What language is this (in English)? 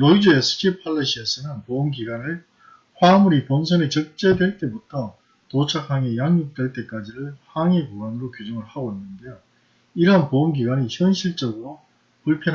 Korean